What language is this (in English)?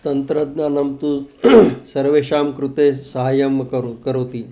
Sanskrit